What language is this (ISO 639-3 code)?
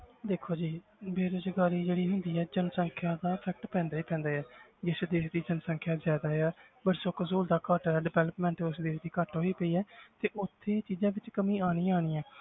pan